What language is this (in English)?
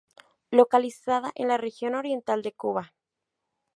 Spanish